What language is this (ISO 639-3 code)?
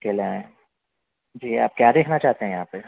urd